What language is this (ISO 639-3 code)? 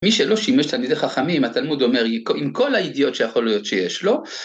heb